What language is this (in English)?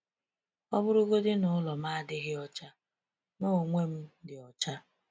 Igbo